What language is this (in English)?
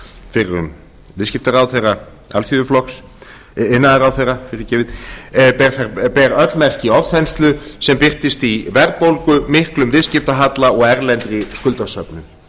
Icelandic